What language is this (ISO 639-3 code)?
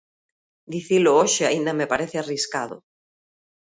glg